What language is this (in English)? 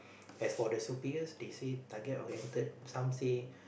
English